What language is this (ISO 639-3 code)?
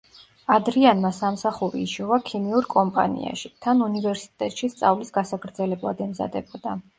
kat